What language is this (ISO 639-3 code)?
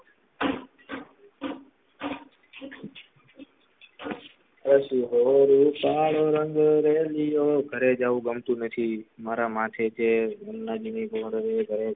guj